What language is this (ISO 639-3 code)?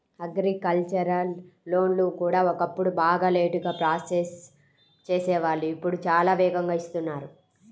tel